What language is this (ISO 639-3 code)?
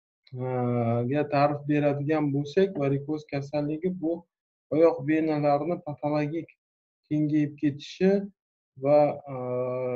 tur